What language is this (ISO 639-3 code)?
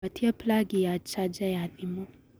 kik